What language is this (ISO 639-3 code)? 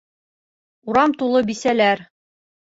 bak